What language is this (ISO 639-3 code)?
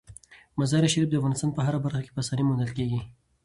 pus